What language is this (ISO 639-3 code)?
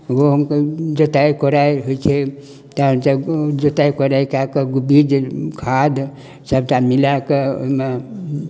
mai